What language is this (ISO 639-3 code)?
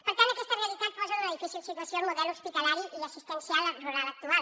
cat